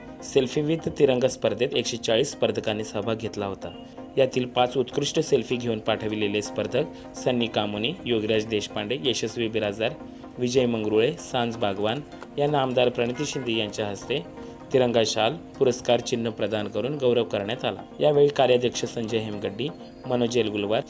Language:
Marathi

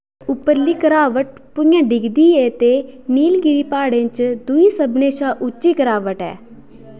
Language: Dogri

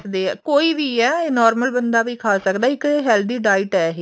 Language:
Punjabi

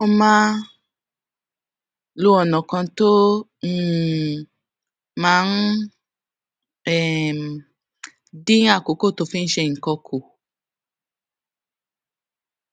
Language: Yoruba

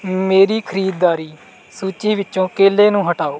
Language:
Punjabi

